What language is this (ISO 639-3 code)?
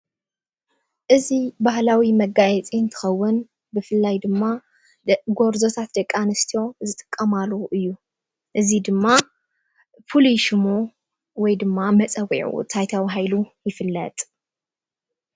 tir